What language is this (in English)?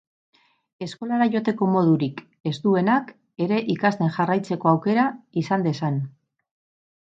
Basque